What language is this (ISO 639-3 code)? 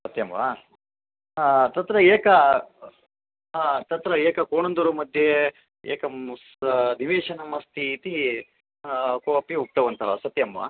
san